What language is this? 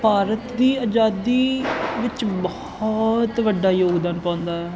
Punjabi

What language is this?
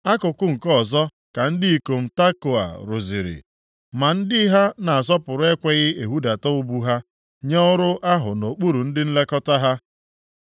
Igbo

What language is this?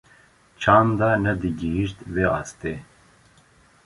Kurdish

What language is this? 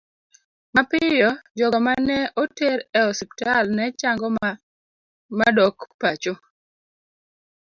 Luo (Kenya and Tanzania)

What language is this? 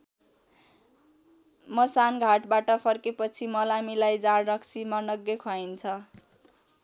Nepali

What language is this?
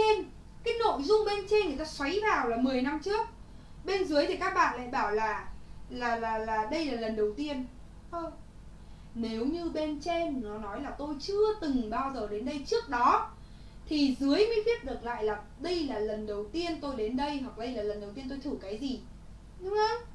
Vietnamese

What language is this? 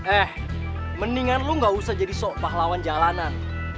Indonesian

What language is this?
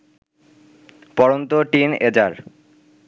Bangla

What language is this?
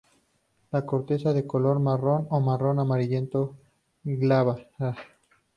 Spanish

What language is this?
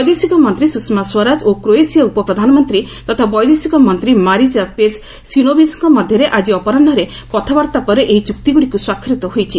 Odia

